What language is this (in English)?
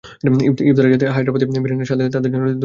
Bangla